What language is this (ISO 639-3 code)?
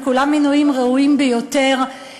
heb